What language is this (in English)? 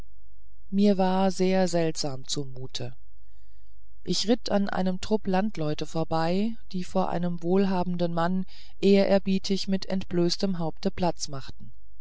German